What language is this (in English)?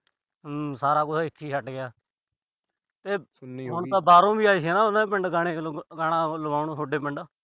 Punjabi